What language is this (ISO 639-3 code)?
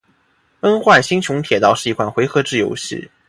zho